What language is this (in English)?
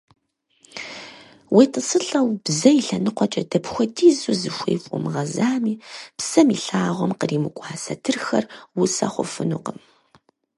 Kabardian